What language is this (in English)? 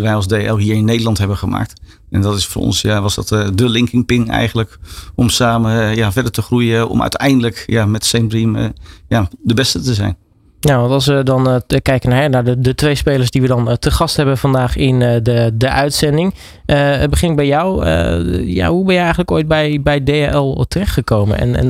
Dutch